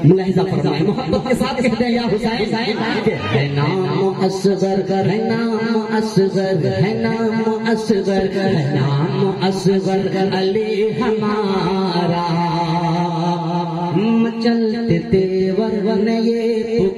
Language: Hindi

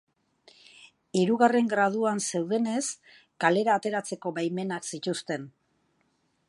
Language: Basque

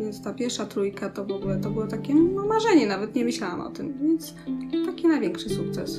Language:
Polish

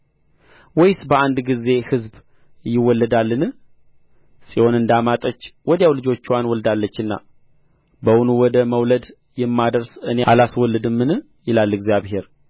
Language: Amharic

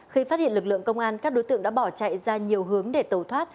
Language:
Vietnamese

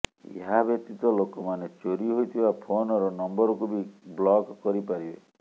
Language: Odia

